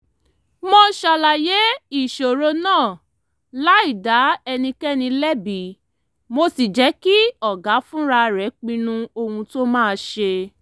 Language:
Yoruba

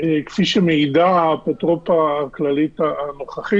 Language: Hebrew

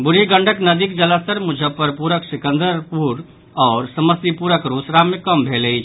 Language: Maithili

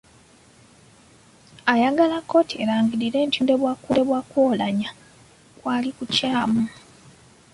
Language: Ganda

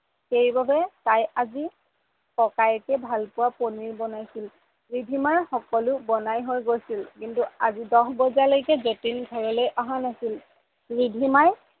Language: Assamese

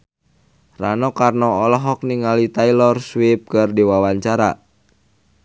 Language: Sundanese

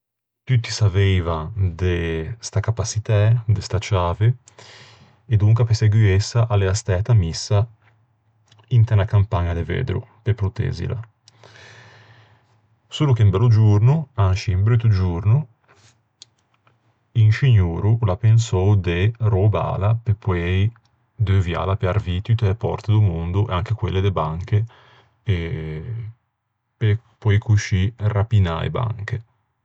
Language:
Ligurian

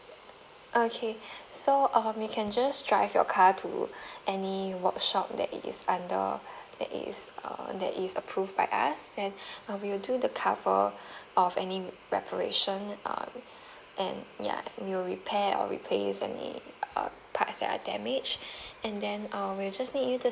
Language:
English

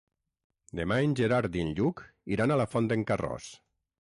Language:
Catalan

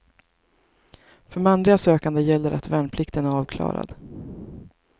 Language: Swedish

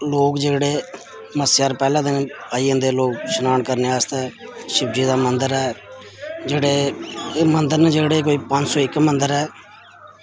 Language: Dogri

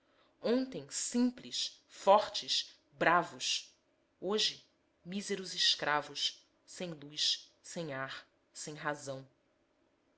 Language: Portuguese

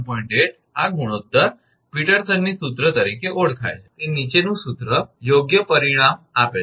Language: Gujarati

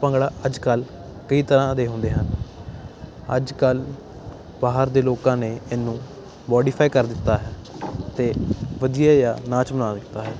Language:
Punjabi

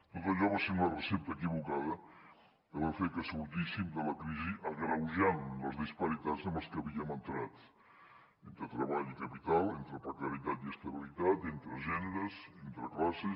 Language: Catalan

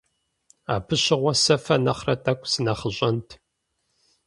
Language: Kabardian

